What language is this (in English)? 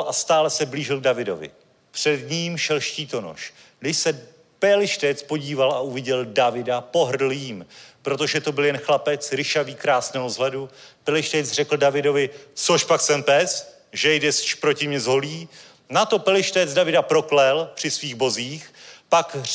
Czech